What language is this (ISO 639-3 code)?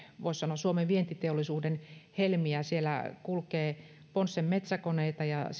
fin